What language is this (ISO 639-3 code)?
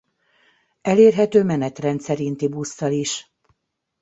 hun